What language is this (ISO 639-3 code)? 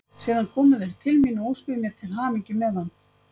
isl